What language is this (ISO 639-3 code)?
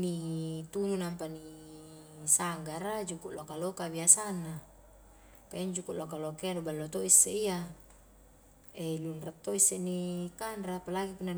kjk